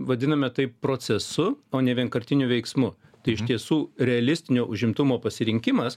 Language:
Lithuanian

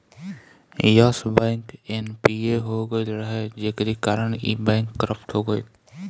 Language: Bhojpuri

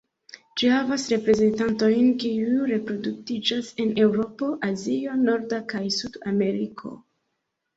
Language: Esperanto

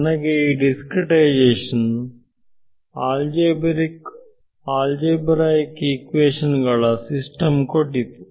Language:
Kannada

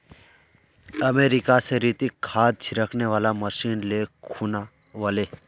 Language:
Magahi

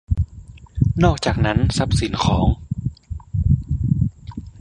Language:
Thai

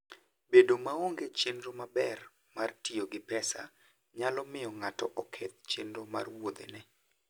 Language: Luo (Kenya and Tanzania)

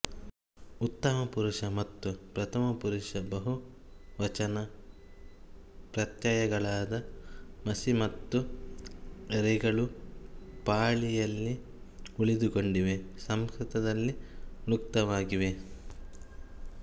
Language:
Kannada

